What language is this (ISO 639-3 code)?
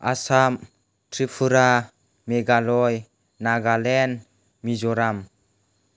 brx